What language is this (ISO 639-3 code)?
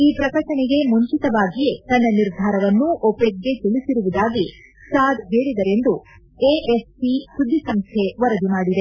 kan